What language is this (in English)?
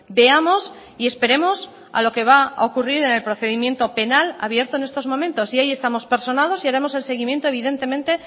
Spanish